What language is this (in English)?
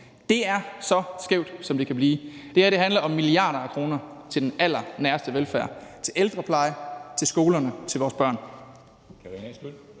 Danish